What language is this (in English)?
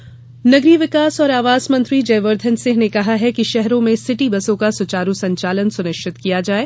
Hindi